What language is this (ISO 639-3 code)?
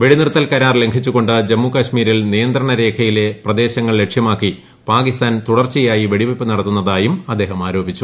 mal